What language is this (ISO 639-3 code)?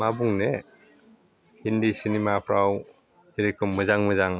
brx